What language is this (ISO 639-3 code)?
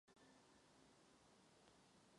ces